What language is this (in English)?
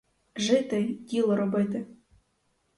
Ukrainian